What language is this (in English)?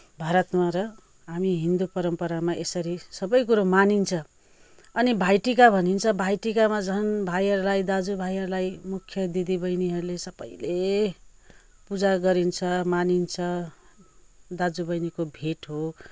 Nepali